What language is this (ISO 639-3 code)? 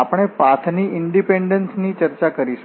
guj